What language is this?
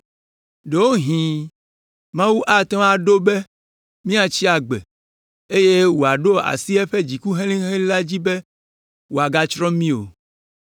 Ewe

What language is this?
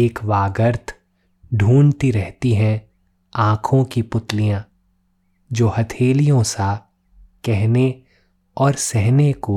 Hindi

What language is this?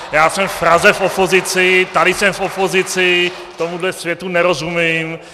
Czech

